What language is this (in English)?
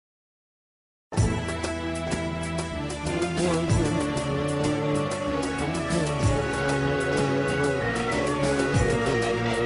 Arabic